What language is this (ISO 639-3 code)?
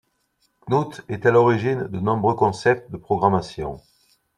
fra